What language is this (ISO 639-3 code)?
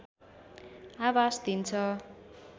nep